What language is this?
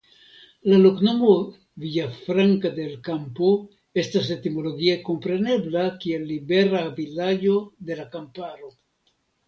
Esperanto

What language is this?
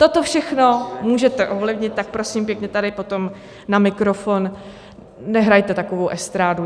Czech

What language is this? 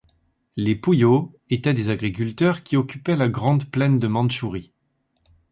French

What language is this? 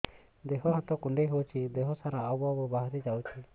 Odia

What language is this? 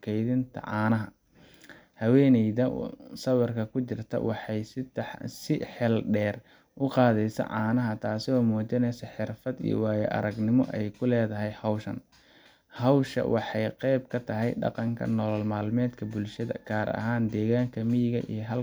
Somali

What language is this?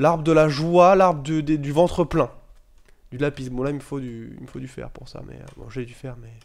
French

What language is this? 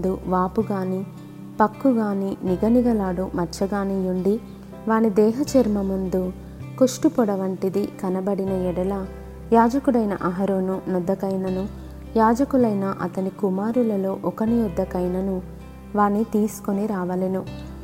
Telugu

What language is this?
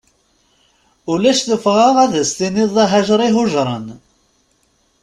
Kabyle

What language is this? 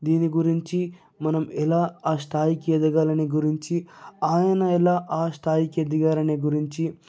Telugu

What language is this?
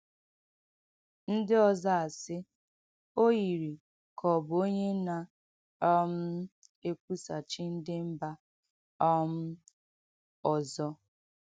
Igbo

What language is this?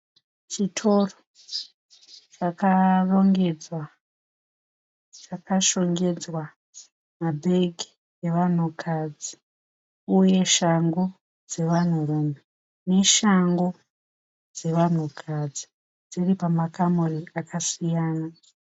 Shona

